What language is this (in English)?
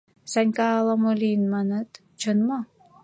Mari